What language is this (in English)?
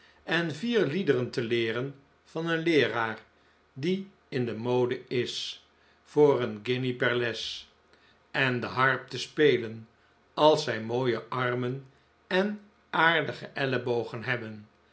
Dutch